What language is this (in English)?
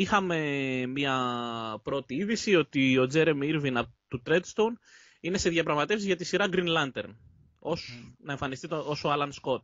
Greek